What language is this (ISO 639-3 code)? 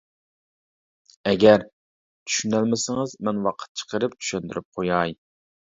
uig